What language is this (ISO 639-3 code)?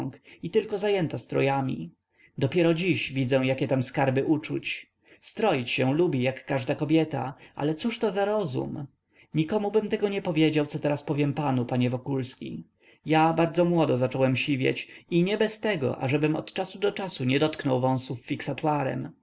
pol